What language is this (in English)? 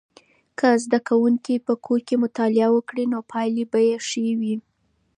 Pashto